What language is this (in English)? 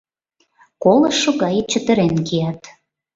Mari